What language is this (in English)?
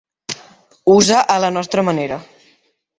Catalan